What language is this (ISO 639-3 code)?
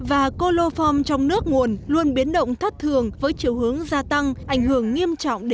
vie